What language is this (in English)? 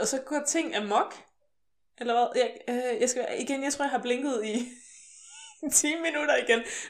Danish